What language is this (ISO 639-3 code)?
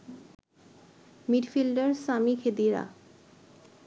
ben